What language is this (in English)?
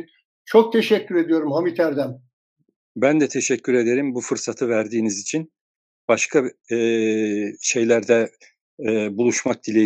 Turkish